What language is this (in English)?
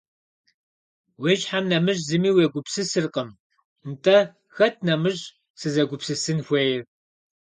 Kabardian